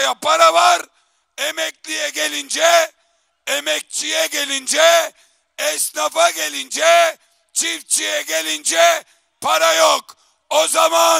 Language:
Turkish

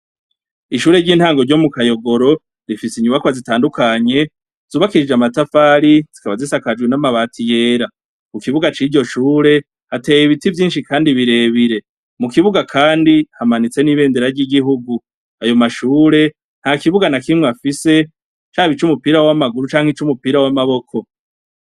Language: Rundi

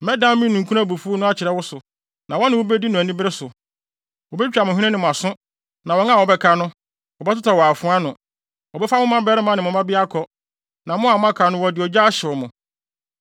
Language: Akan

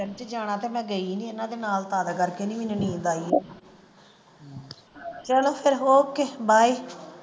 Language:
Punjabi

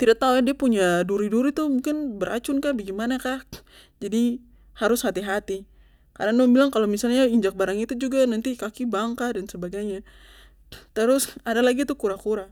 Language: Papuan Malay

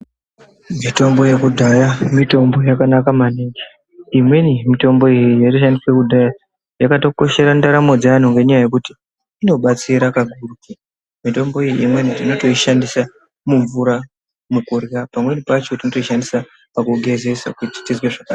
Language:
Ndau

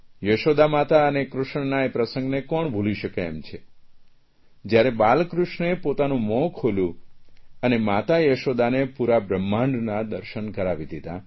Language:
Gujarati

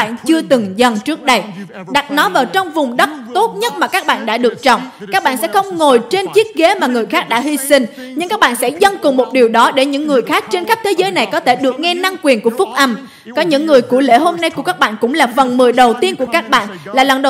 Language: Vietnamese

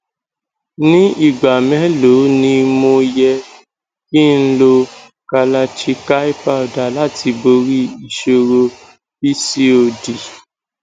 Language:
Yoruba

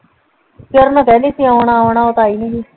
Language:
Punjabi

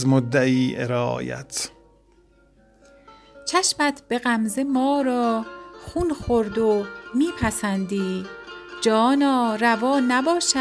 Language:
Persian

